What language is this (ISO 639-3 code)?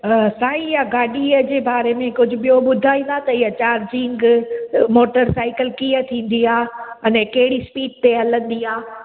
snd